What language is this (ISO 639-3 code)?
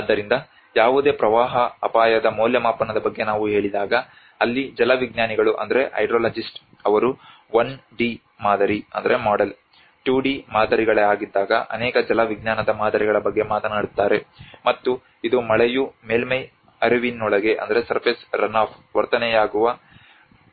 kan